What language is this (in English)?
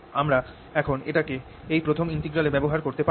Bangla